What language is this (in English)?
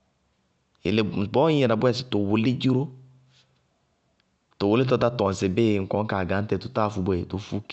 Bago-Kusuntu